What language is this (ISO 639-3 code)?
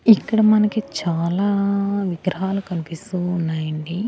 tel